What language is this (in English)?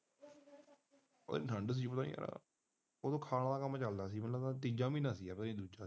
Punjabi